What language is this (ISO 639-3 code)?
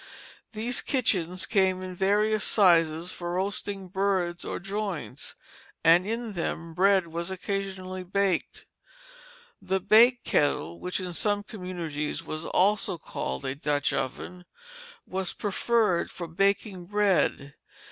eng